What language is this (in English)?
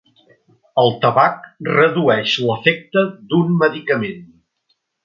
Catalan